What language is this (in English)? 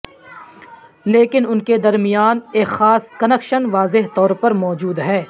Urdu